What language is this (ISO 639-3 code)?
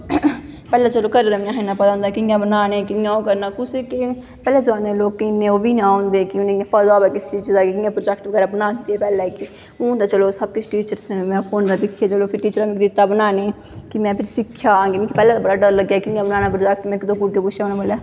doi